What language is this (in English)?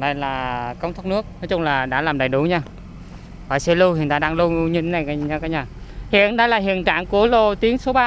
Vietnamese